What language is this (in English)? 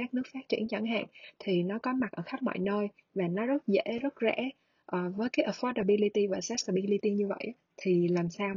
Vietnamese